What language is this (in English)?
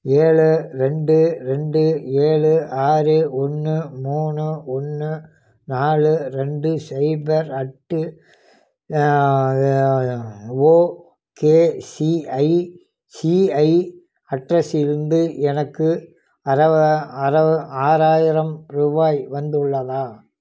Tamil